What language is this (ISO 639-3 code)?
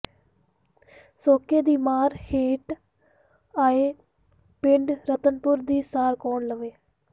pan